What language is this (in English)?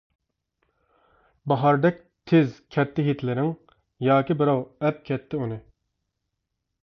Uyghur